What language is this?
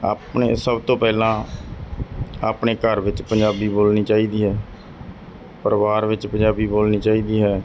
Punjabi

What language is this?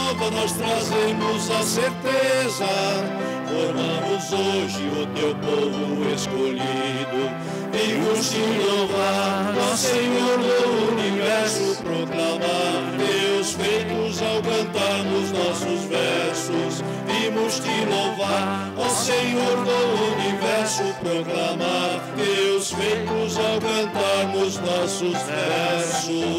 Portuguese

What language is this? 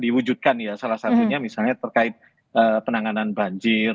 Indonesian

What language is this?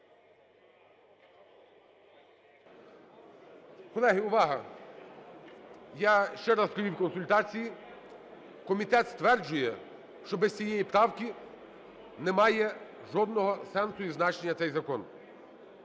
Ukrainian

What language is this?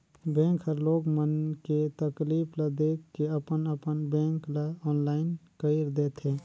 Chhattisgarhi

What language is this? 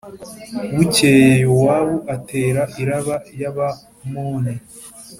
Kinyarwanda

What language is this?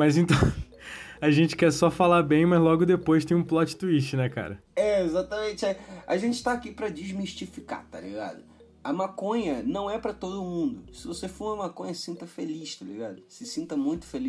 Portuguese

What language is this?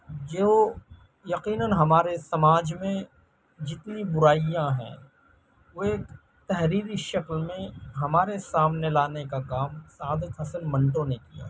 Urdu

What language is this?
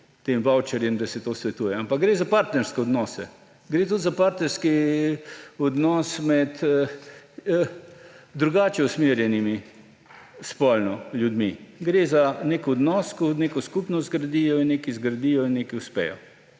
Slovenian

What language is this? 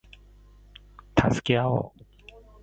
Japanese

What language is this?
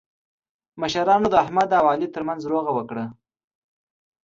Pashto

